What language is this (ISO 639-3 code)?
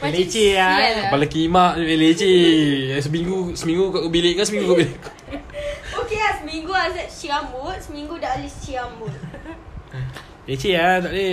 msa